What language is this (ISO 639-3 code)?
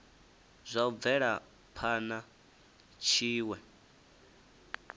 ven